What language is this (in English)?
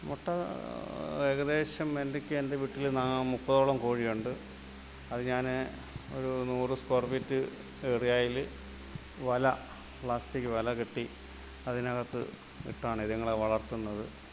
Malayalam